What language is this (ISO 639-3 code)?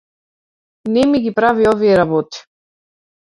mkd